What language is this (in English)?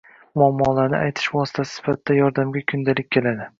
Uzbek